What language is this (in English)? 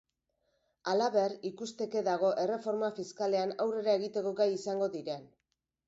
Basque